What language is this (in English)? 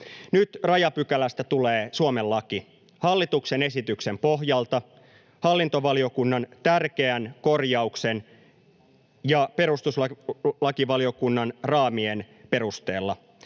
Finnish